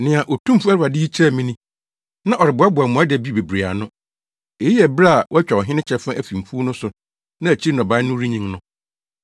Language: Akan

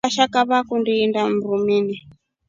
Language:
Rombo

